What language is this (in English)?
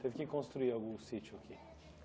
Portuguese